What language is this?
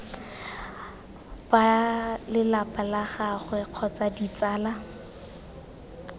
Tswana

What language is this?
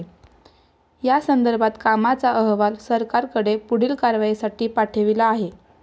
Marathi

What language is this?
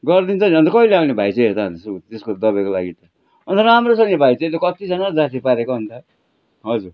Nepali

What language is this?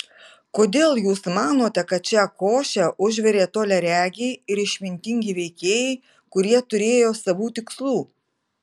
Lithuanian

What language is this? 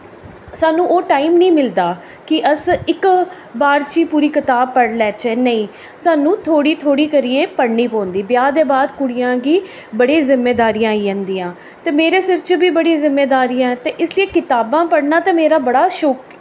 Dogri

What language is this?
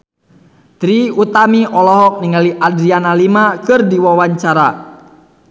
Sundanese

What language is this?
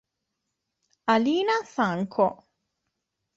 Italian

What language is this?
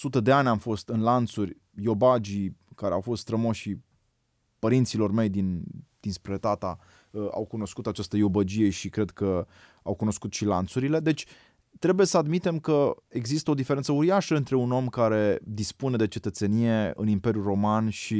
Romanian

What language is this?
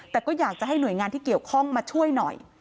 Thai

